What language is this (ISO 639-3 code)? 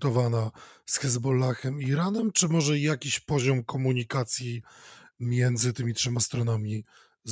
pol